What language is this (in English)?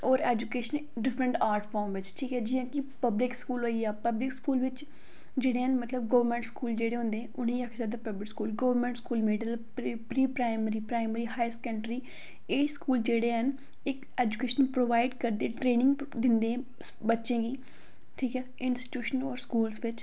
Dogri